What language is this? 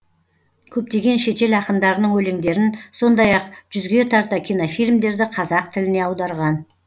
Kazakh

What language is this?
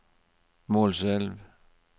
Norwegian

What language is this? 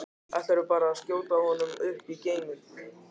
Icelandic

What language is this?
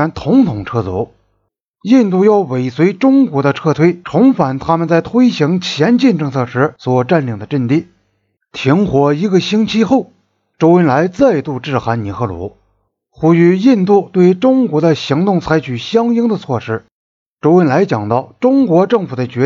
Chinese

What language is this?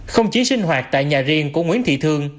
Vietnamese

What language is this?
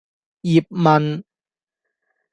Cantonese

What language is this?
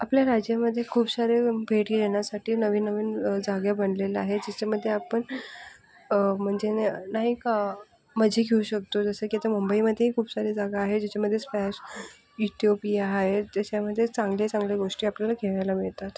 Marathi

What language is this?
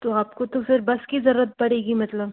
Hindi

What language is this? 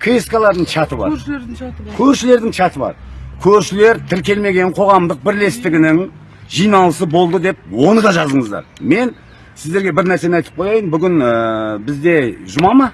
Turkish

